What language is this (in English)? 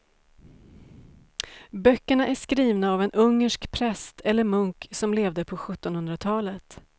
Swedish